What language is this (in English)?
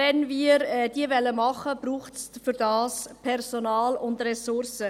Swiss German